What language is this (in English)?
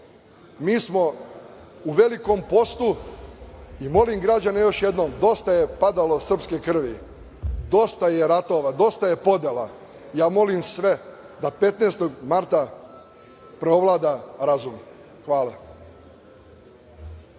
Serbian